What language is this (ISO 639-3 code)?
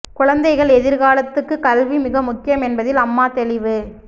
tam